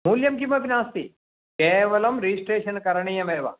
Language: Sanskrit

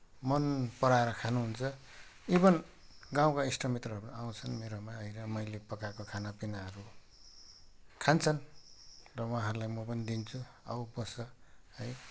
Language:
Nepali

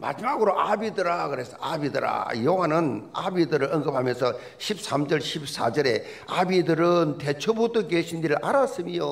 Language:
Korean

